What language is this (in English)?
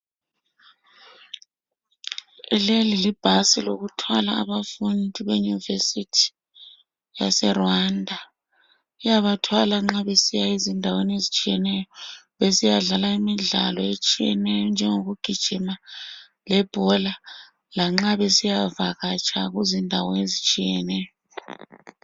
North Ndebele